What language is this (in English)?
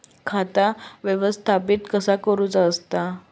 Marathi